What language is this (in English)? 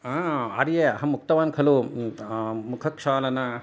Sanskrit